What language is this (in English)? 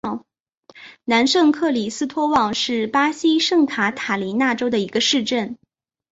Chinese